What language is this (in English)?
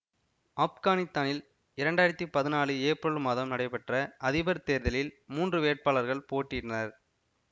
Tamil